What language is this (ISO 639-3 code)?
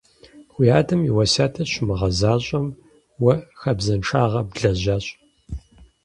kbd